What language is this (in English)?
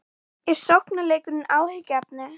Icelandic